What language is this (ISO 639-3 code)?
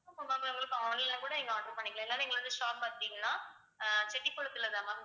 tam